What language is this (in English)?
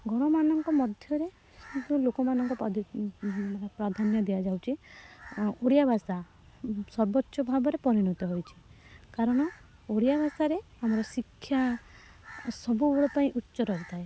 Odia